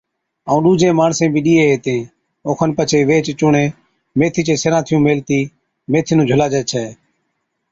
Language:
Od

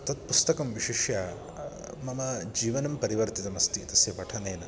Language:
Sanskrit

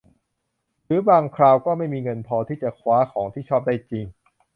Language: Thai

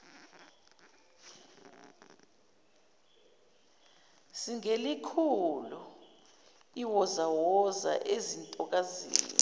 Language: Zulu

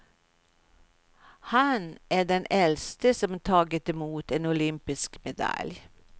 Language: Swedish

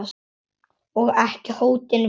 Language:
Icelandic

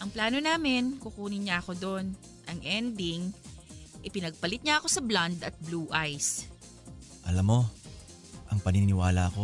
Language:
Filipino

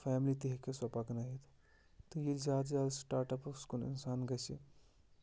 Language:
Kashmiri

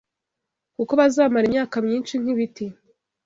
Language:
Kinyarwanda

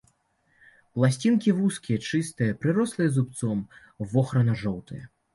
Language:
Belarusian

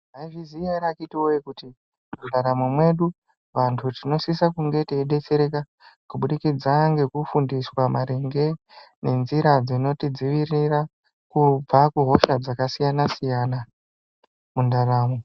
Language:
Ndau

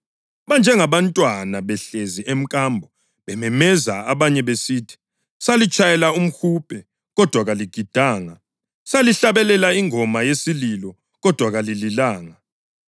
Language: North Ndebele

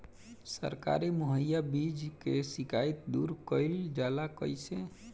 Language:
Bhojpuri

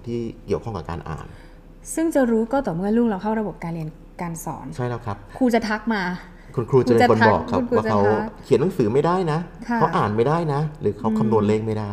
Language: Thai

